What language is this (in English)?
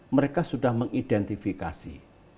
Indonesian